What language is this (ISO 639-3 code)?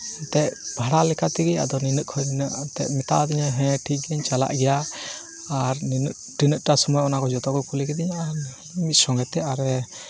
sat